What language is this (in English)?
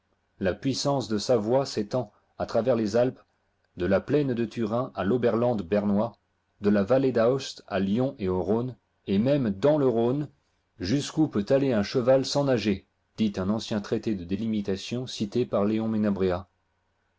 French